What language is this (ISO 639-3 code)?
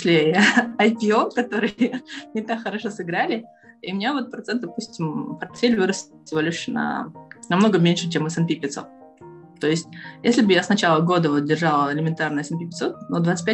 rus